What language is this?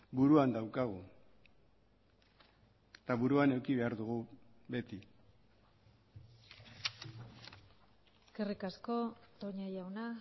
Basque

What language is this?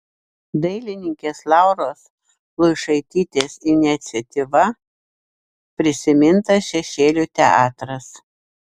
Lithuanian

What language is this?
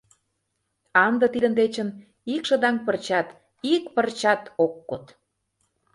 Mari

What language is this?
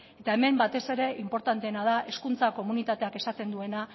Basque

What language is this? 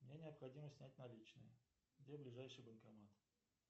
Russian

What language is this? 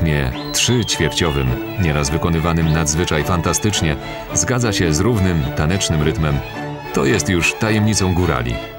Polish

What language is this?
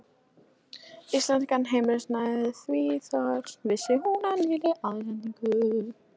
Icelandic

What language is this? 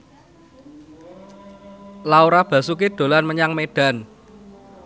Javanese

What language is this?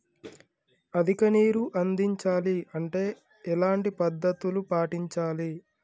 Telugu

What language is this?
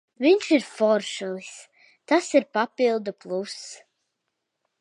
Latvian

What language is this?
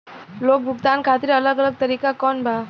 Bhojpuri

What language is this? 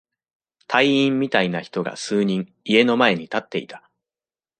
Japanese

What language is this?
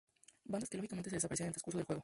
Spanish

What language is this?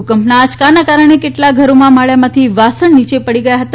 Gujarati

